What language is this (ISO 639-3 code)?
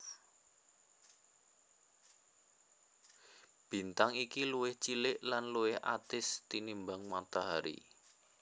jav